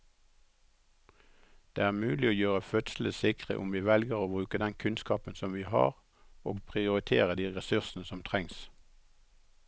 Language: Norwegian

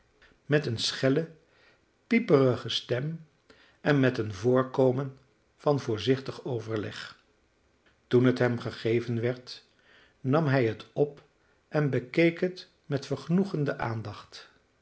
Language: Dutch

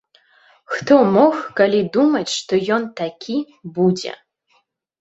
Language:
Belarusian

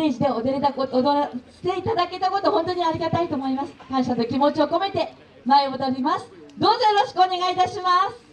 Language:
Japanese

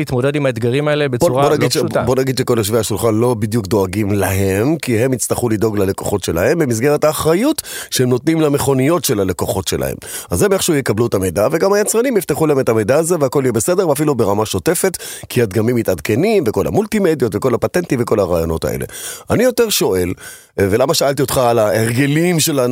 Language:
Hebrew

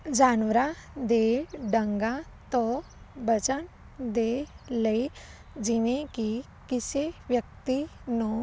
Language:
Punjabi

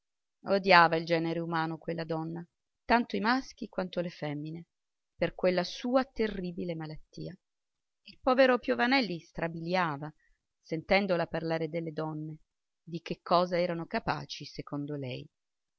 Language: Italian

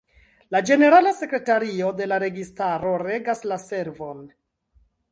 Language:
Esperanto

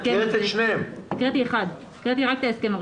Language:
Hebrew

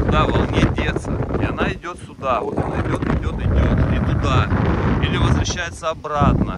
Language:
Russian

